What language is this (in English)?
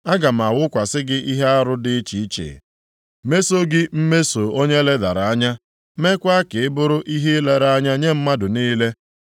Igbo